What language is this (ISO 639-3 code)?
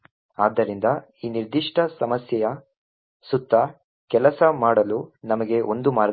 kan